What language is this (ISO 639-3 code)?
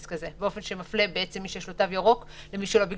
heb